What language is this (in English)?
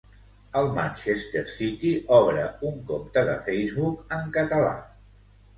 Catalan